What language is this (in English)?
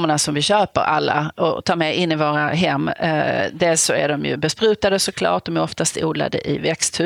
Swedish